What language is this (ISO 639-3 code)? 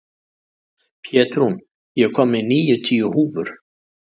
isl